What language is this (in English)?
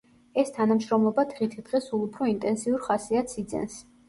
Georgian